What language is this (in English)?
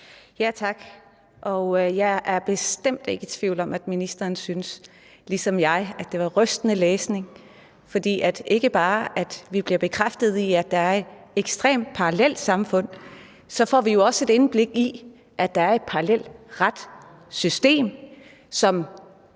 Danish